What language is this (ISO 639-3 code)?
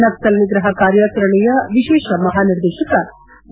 kan